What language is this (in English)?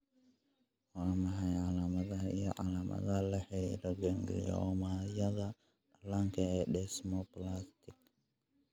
Somali